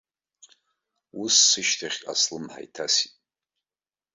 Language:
Abkhazian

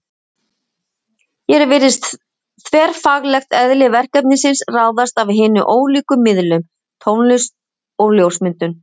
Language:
Icelandic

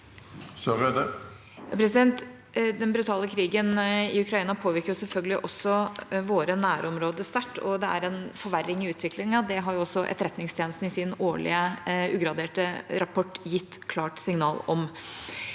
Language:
Norwegian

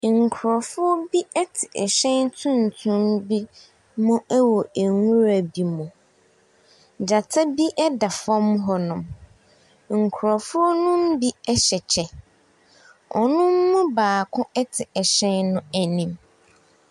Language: Akan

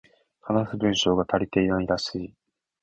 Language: Japanese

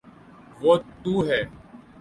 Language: Urdu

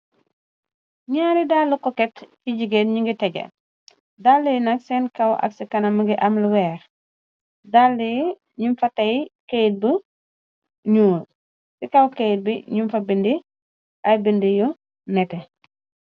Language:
Wolof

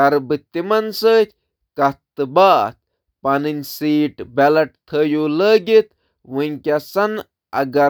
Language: Kashmiri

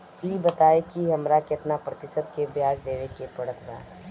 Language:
Bhojpuri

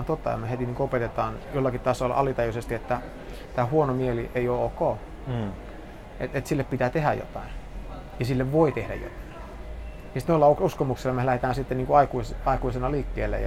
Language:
Finnish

